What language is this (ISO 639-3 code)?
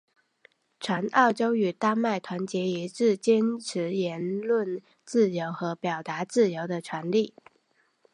zho